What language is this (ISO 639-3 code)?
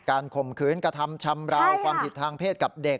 tha